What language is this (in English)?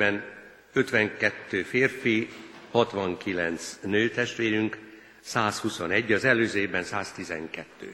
Hungarian